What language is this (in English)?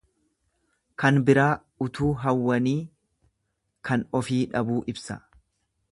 Oromo